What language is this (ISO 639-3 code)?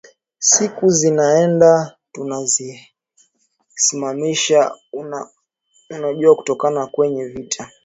swa